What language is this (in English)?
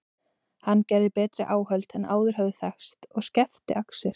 Icelandic